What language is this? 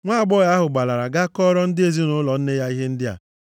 Igbo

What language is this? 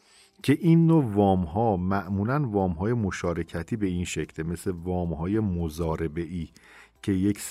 Persian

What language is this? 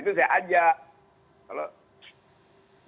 Indonesian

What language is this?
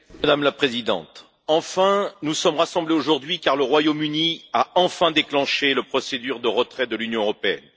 French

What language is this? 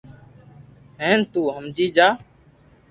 Loarki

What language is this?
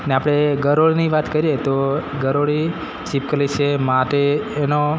Gujarati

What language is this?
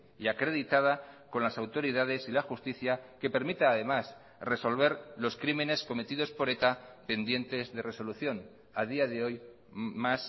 Spanish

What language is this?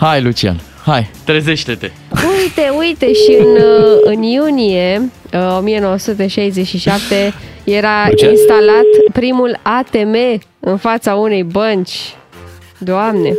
Romanian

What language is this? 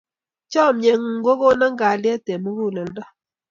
Kalenjin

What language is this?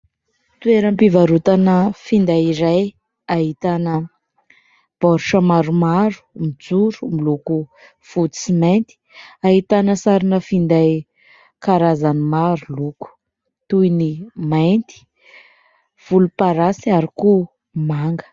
Malagasy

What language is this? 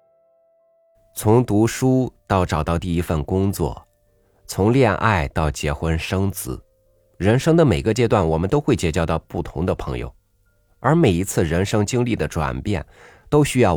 Chinese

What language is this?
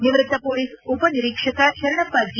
Kannada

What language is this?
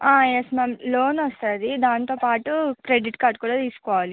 Telugu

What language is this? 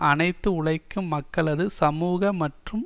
Tamil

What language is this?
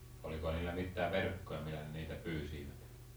Finnish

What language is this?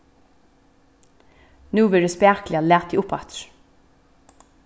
Faroese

